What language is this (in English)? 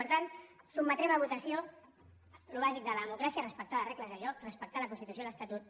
Catalan